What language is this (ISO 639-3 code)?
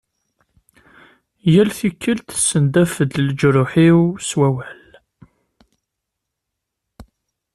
kab